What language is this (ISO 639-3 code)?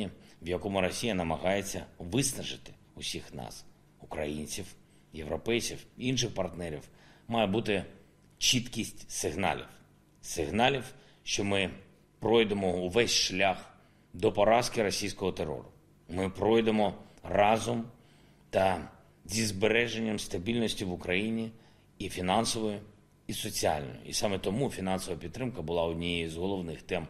ukr